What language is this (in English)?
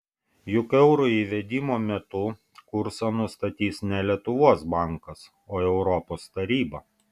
Lithuanian